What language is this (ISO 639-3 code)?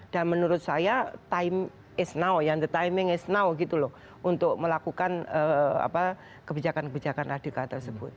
ind